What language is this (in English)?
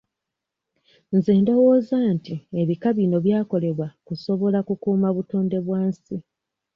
Ganda